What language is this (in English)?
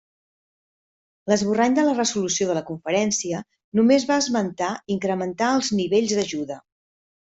Catalan